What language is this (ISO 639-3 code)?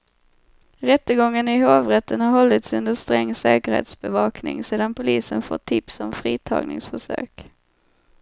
swe